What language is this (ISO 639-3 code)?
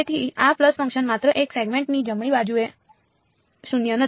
guj